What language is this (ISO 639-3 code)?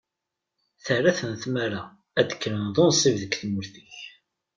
kab